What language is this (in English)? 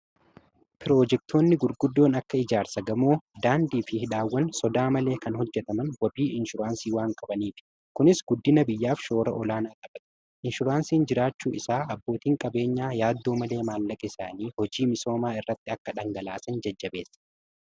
Oromo